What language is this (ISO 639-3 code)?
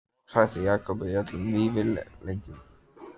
isl